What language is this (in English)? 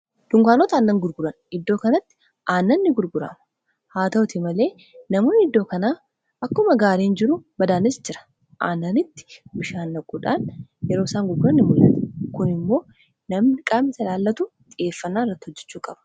Oromo